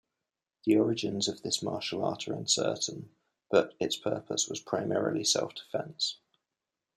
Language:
English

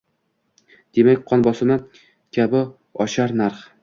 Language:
Uzbek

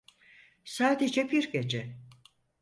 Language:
Turkish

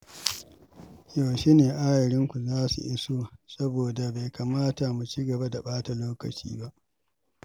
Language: Hausa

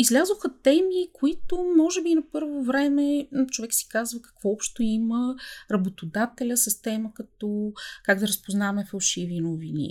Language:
Bulgarian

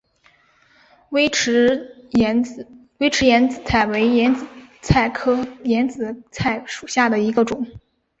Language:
Chinese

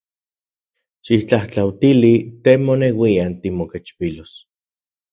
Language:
Central Puebla Nahuatl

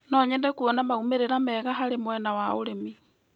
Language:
Kikuyu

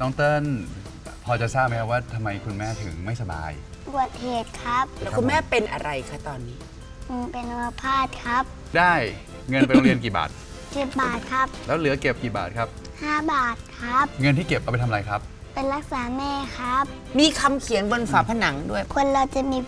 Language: Thai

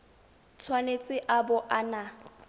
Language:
Tswana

